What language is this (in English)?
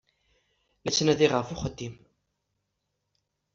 Kabyle